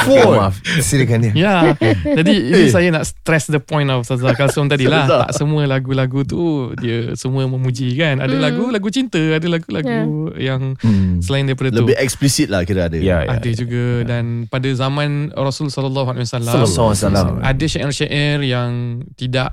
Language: Malay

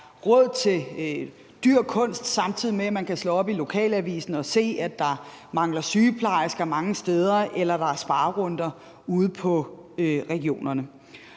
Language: Danish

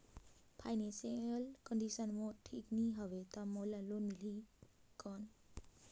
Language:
Chhattisgarhi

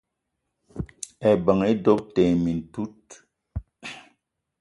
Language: Eton (Cameroon)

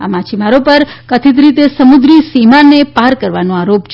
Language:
Gujarati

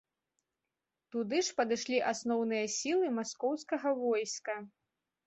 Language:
Belarusian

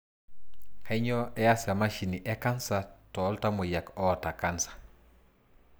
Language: Masai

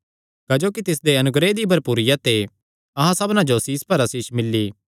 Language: Kangri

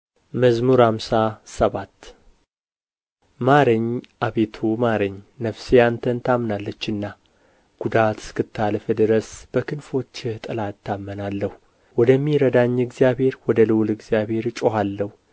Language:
Amharic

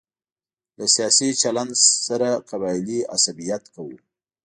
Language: Pashto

